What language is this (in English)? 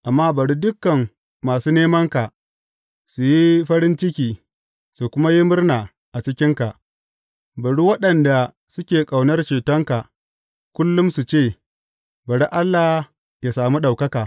Hausa